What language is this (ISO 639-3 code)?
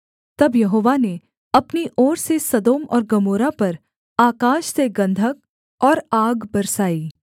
hin